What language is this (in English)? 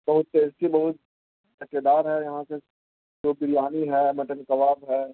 Urdu